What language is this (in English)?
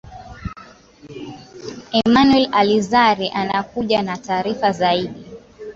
Swahili